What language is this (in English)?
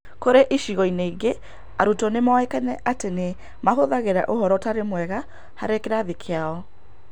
Kikuyu